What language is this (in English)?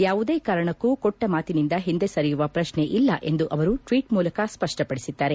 Kannada